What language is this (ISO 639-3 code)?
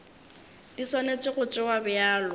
nso